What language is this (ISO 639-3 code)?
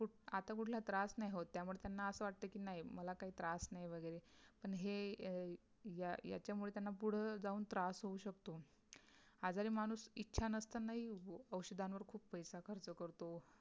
mar